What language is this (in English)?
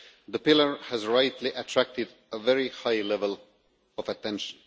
English